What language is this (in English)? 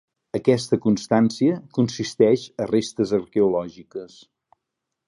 Catalan